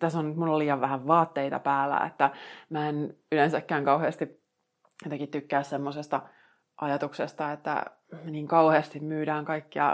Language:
Finnish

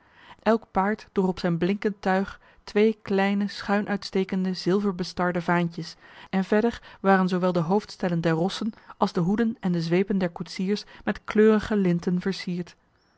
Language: Dutch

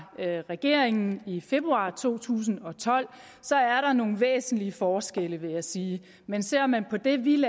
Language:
Danish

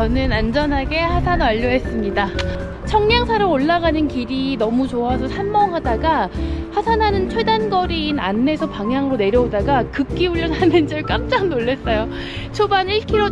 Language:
Korean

